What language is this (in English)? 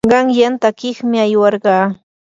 Yanahuanca Pasco Quechua